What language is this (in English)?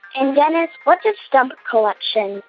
English